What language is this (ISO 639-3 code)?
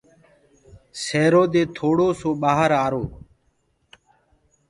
ggg